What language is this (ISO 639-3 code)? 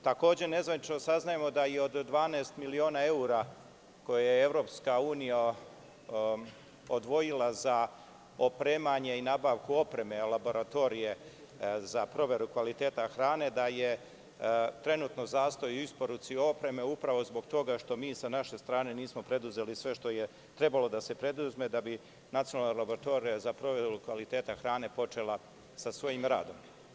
srp